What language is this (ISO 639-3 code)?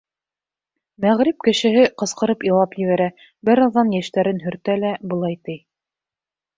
bak